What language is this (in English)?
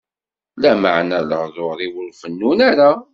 Kabyle